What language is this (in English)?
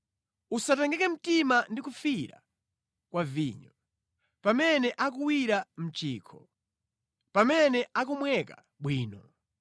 Nyanja